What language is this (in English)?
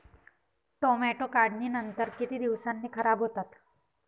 Marathi